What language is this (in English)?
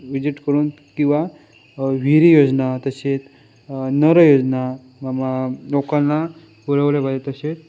Marathi